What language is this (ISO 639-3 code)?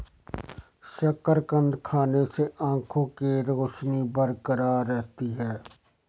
hin